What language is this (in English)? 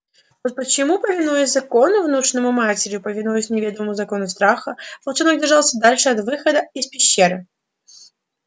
Russian